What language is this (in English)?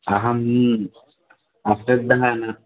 Sanskrit